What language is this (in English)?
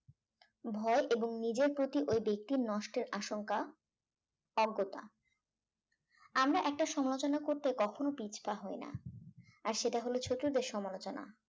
Bangla